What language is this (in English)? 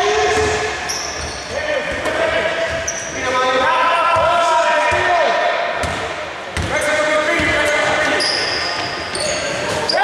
Greek